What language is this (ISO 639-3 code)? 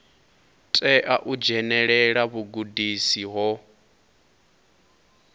ven